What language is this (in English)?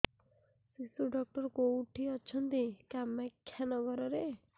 Odia